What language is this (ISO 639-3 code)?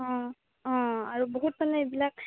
asm